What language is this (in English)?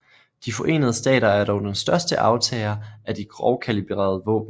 Danish